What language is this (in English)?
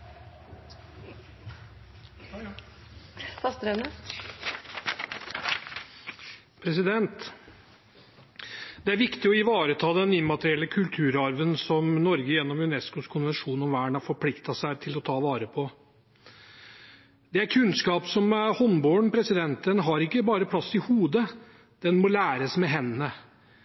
Norwegian Bokmål